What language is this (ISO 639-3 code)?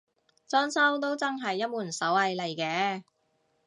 yue